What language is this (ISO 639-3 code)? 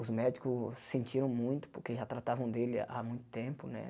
por